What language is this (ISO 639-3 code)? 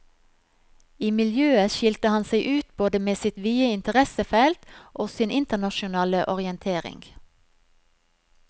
nor